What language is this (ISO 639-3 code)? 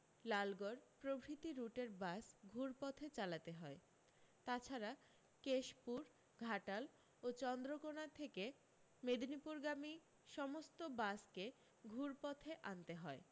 ben